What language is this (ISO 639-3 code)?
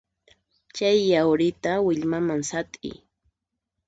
qxp